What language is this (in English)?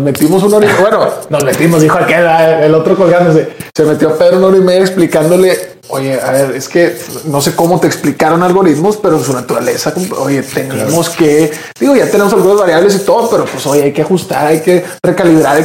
Spanish